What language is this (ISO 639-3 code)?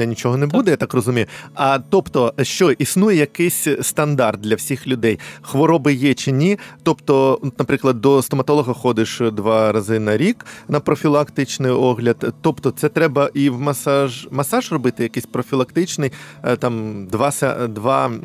ukr